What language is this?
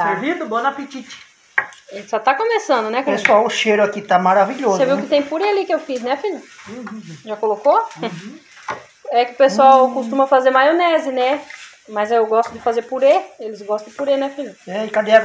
Portuguese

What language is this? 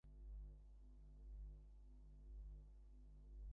Bangla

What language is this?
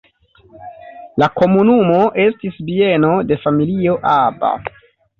Esperanto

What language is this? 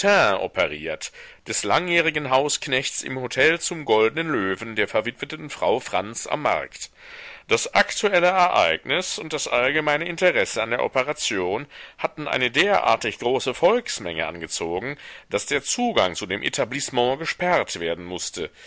German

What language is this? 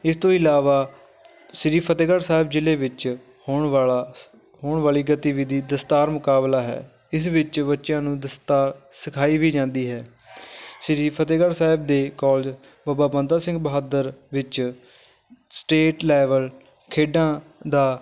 Punjabi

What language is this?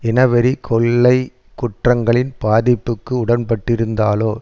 Tamil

